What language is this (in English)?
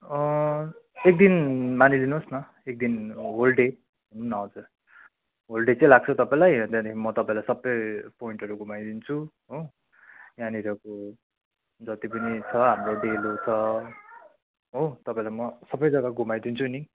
Nepali